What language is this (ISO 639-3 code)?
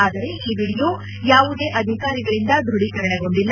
kan